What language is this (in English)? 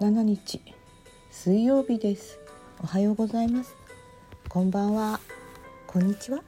Japanese